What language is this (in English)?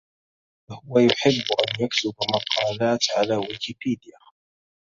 Arabic